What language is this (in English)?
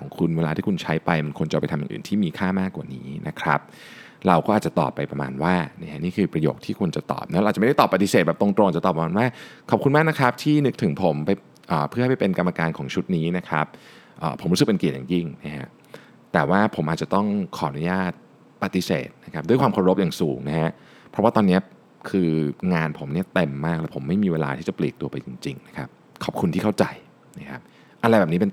Thai